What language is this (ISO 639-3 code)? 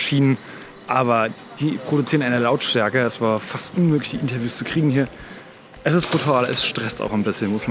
deu